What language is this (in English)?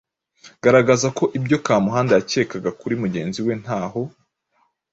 Kinyarwanda